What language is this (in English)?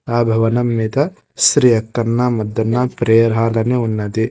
Telugu